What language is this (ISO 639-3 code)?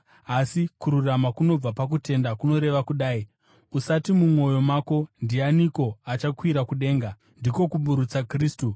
sna